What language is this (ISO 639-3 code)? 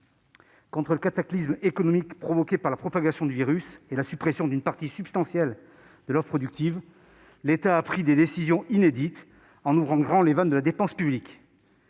fra